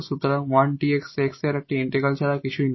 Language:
Bangla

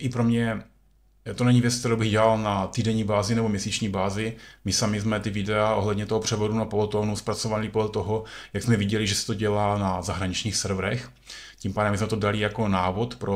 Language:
Czech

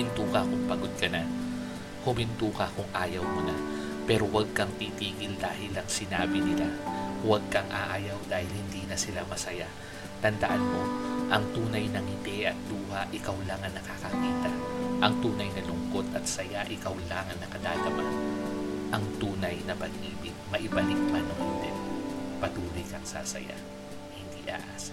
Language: Filipino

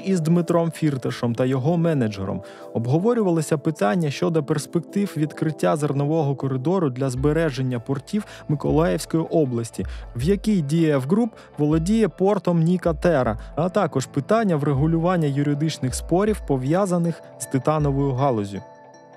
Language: Ukrainian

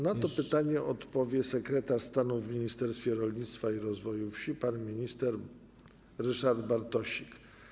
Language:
Polish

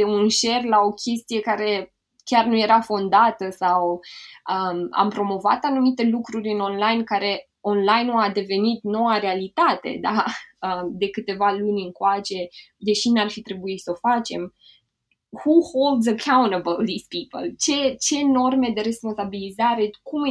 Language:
Romanian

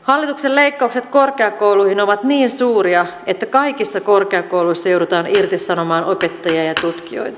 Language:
Finnish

